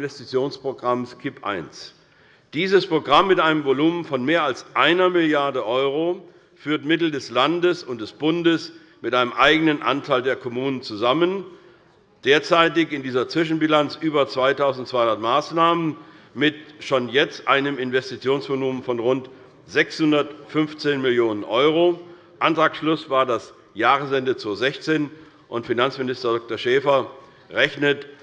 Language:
German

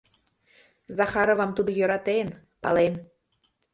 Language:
Mari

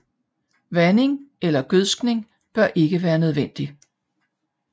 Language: Danish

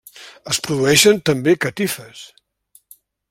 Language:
Catalan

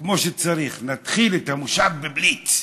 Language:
Hebrew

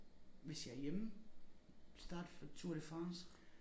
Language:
Danish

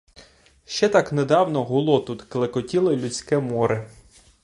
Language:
Ukrainian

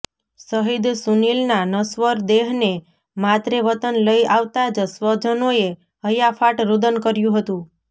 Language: Gujarati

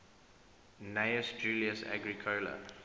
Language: English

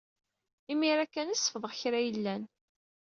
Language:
Kabyle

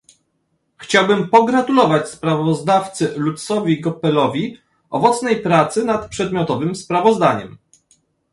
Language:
Polish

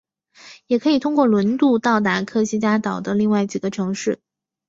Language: Chinese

